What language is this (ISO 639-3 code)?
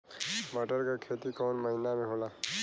bho